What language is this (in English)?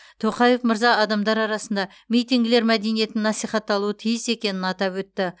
Kazakh